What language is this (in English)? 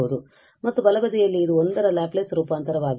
Kannada